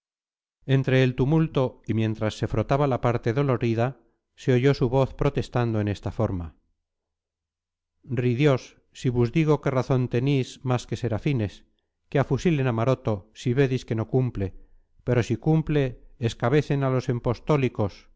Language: Spanish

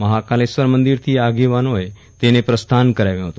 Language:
Gujarati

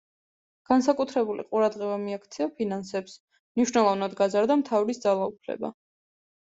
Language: Georgian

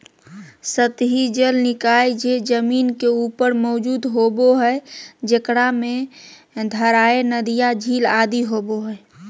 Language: Magahi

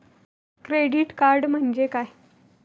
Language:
Marathi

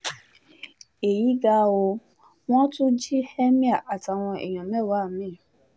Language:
Yoruba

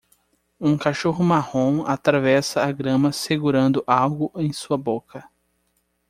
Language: Portuguese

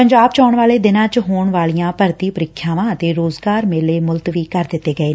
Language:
Punjabi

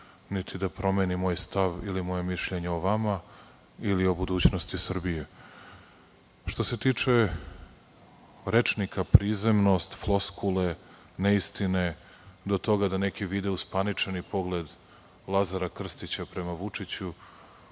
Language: Serbian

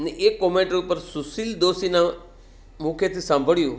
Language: Gujarati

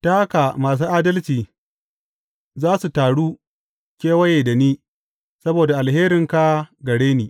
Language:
Hausa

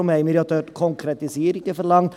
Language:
Swiss German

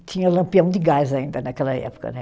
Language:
Portuguese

